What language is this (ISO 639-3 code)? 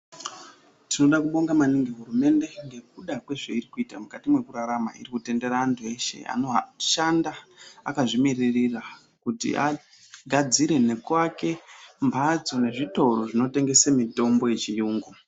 ndc